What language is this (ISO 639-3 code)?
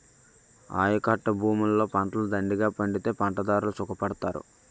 tel